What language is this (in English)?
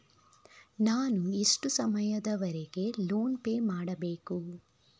Kannada